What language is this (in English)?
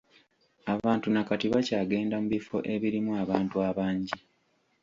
Ganda